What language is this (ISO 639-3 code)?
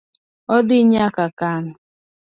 luo